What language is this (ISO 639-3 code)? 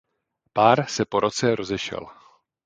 ces